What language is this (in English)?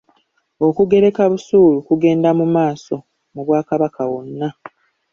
Ganda